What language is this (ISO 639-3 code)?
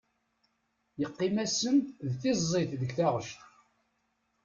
kab